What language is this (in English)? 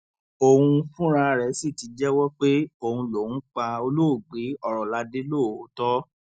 Yoruba